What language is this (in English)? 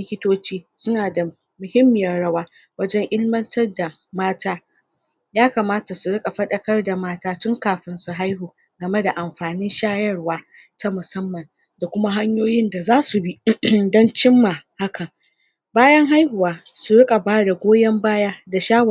Hausa